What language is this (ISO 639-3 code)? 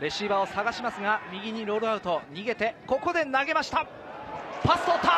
jpn